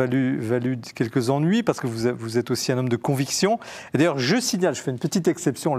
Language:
French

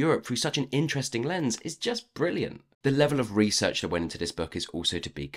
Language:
English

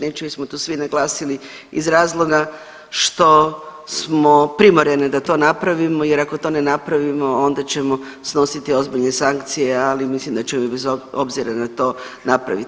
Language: Croatian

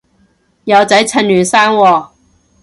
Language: Cantonese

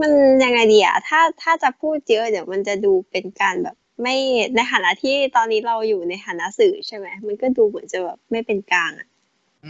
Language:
Thai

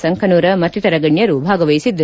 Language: Kannada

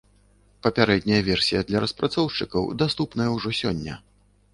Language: Belarusian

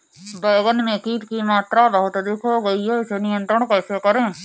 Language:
Hindi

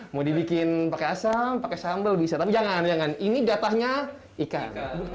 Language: Indonesian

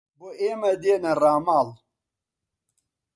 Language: Central Kurdish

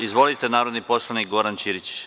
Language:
Serbian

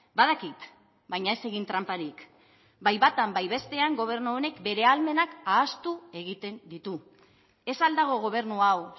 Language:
Basque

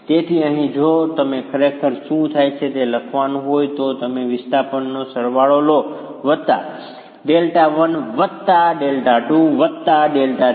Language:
Gujarati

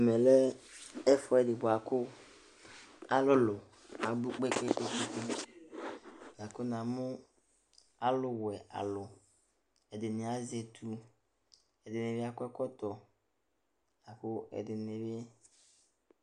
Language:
Ikposo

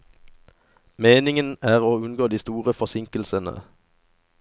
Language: Norwegian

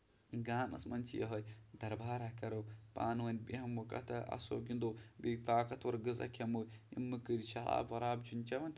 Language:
Kashmiri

